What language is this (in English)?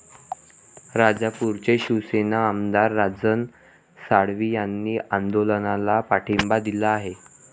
Marathi